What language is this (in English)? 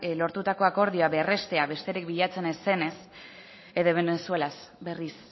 Basque